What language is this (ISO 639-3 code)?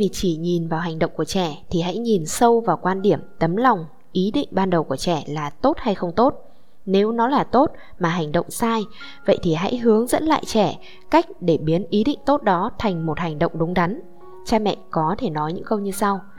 vie